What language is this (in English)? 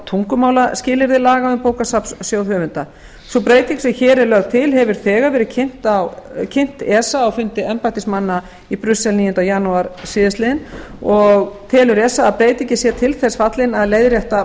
Icelandic